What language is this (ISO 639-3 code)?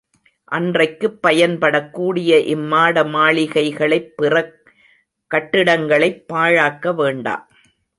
tam